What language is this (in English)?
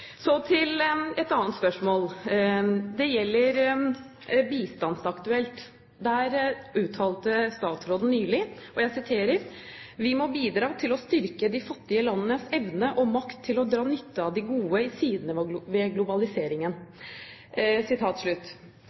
Norwegian Bokmål